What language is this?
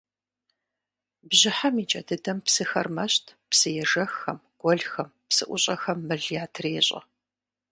Kabardian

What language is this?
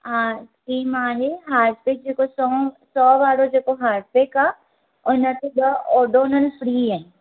Sindhi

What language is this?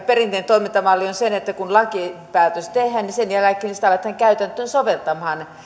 Finnish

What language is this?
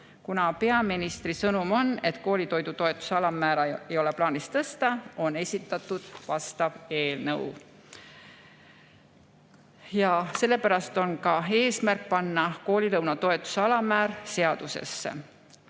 Estonian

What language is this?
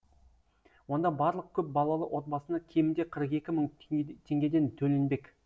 Kazakh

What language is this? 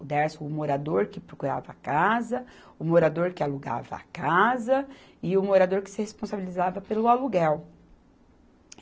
Portuguese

